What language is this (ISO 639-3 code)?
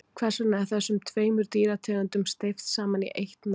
isl